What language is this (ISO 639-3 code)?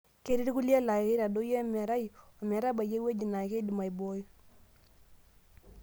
mas